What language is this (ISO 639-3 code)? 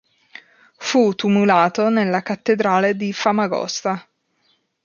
ita